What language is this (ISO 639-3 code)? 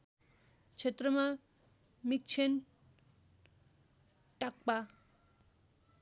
nep